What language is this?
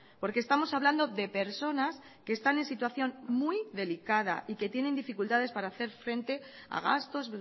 Spanish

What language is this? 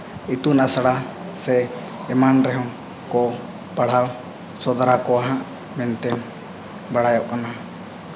Santali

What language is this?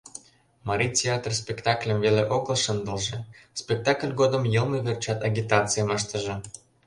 Mari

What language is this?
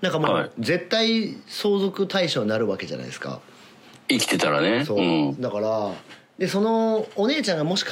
Japanese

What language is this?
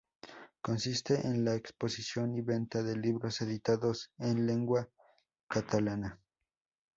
Spanish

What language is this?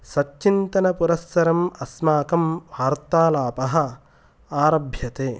Sanskrit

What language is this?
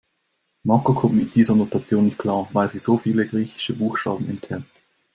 German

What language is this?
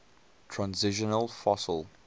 English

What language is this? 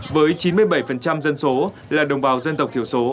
Vietnamese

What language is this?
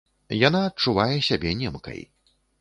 Belarusian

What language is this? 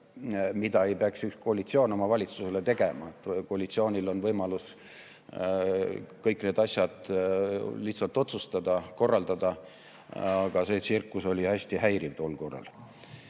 Estonian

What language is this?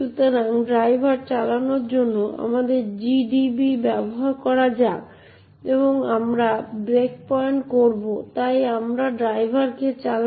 Bangla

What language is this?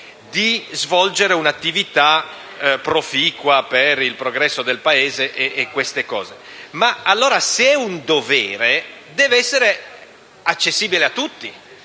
Italian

